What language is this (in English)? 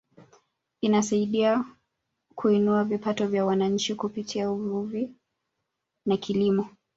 Swahili